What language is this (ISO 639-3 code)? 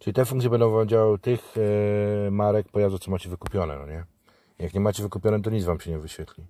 pol